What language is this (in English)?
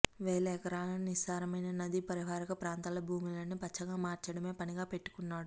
Telugu